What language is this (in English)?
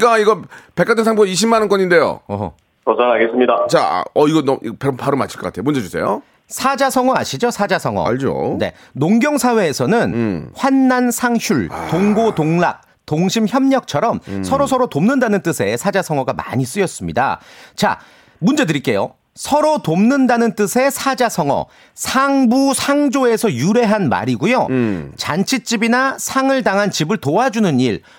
Korean